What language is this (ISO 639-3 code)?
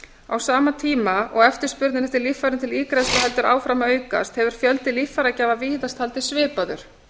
isl